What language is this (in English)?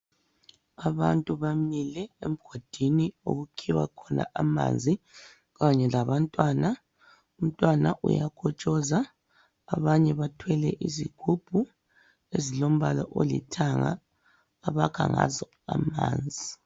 North Ndebele